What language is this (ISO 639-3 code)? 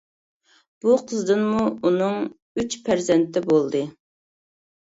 uig